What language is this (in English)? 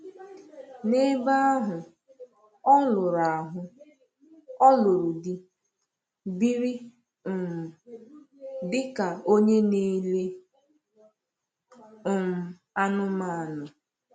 Igbo